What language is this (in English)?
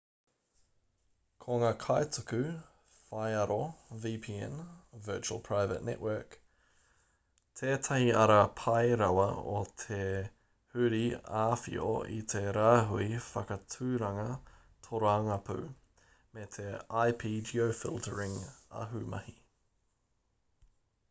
Māori